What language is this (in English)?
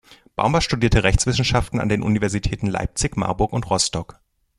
German